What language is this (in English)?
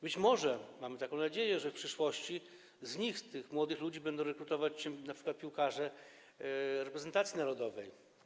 Polish